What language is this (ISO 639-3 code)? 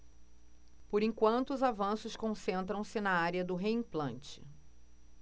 por